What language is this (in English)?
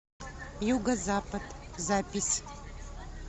Russian